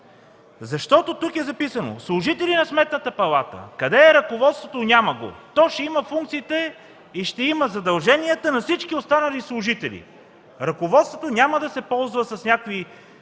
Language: Bulgarian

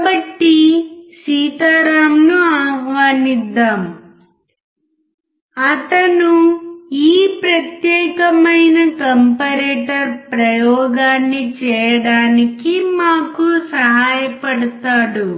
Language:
Telugu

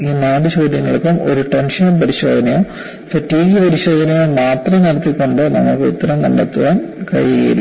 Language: Malayalam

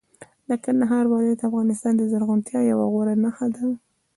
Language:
Pashto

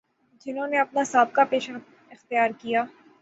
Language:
Urdu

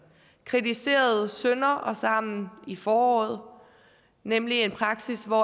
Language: Danish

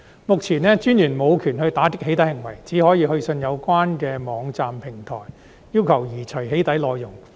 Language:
Cantonese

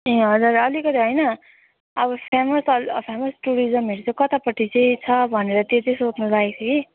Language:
Nepali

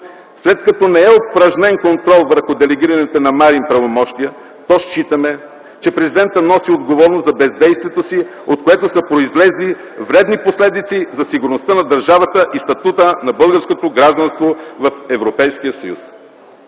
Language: Bulgarian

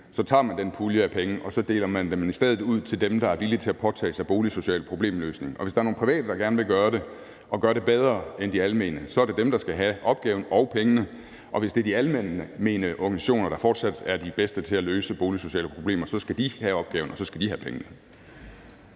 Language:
Danish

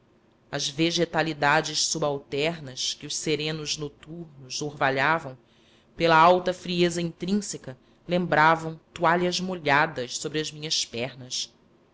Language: Portuguese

